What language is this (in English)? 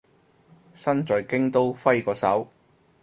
Cantonese